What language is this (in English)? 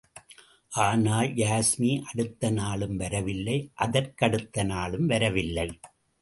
Tamil